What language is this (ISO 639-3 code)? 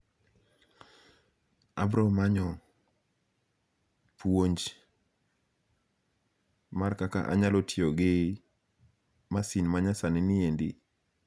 luo